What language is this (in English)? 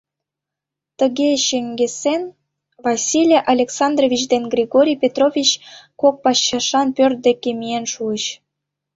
Mari